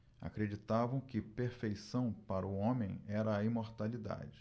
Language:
Portuguese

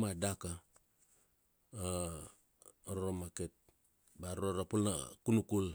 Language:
Kuanua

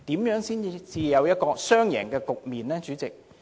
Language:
Cantonese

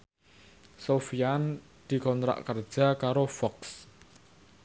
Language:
Javanese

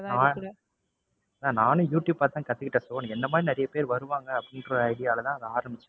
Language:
Tamil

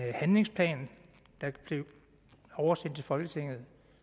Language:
Danish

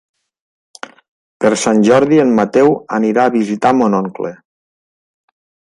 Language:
Catalan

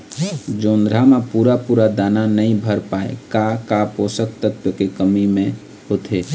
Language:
Chhattisgarhi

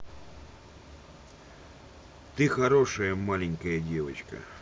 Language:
Russian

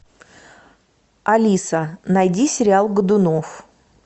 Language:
Russian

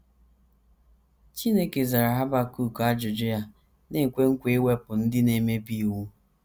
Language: Igbo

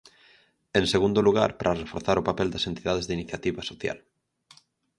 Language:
Galician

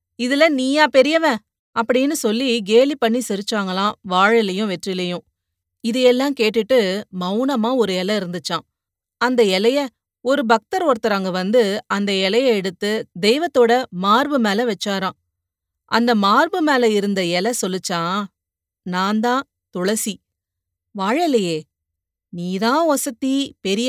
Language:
Tamil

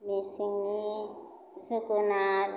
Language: Bodo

